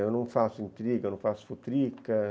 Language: Portuguese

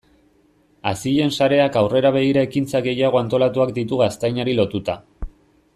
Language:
Basque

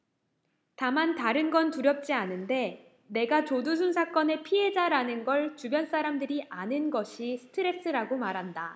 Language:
Korean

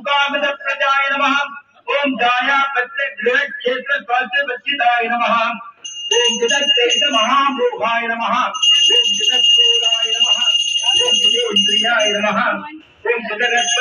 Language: Arabic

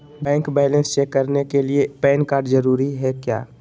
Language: Magahi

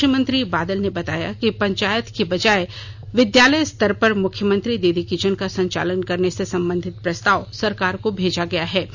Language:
Hindi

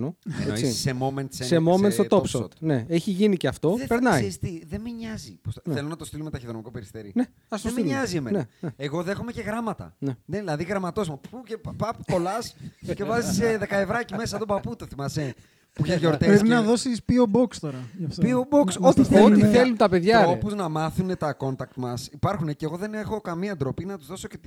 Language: Greek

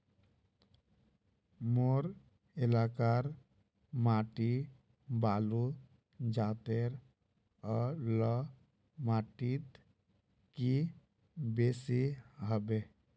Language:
Magahi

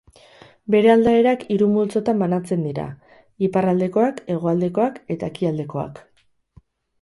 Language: Basque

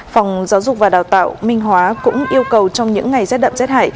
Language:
Vietnamese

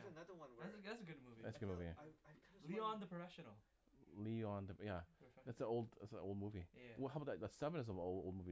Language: English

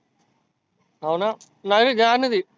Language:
Marathi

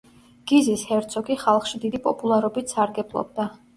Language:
Georgian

